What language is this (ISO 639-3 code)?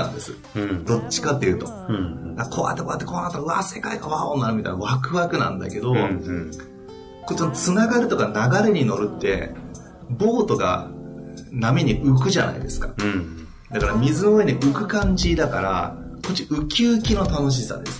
jpn